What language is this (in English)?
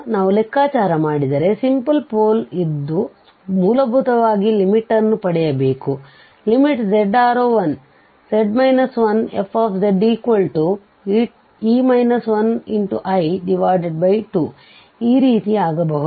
Kannada